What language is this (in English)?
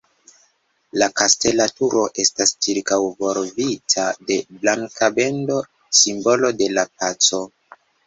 Esperanto